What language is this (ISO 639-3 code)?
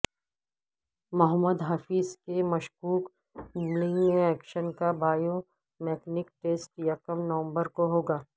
urd